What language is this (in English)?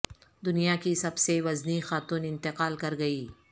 Urdu